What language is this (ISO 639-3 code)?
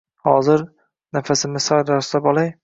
uzb